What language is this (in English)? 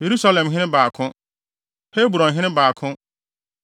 Akan